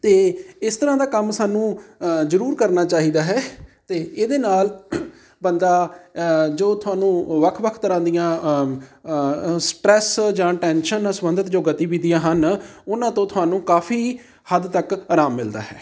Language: Punjabi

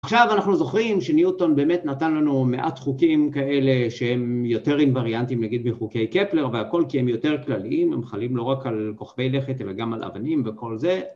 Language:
Hebrew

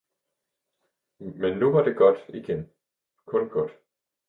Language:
Danish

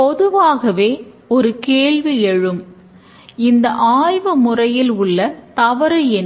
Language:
Tamil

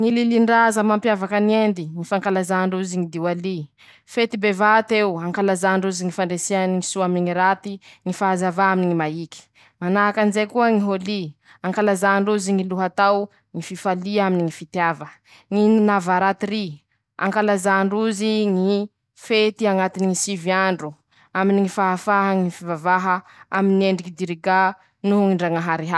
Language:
Masikoro Malagasy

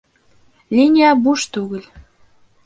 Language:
Bashkir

